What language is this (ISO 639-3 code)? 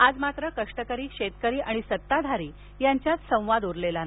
mar